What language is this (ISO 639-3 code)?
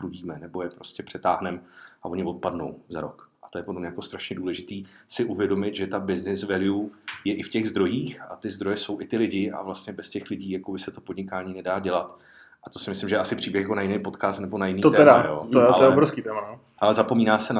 ces